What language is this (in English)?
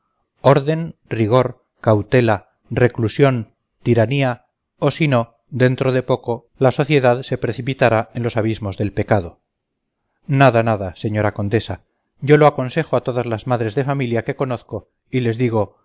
Spanish